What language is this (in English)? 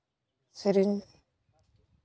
Santali